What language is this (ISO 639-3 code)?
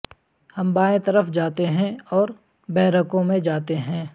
urd